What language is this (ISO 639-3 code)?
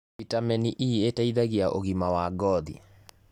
kik